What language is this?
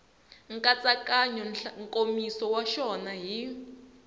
Tsonga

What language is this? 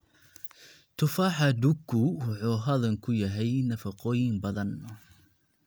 Somali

